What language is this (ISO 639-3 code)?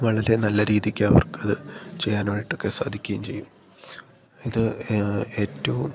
mal